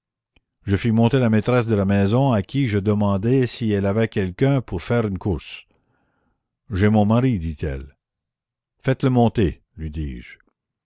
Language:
French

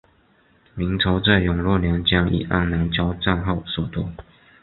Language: Chinese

